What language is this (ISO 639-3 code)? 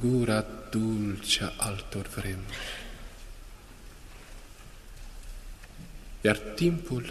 ron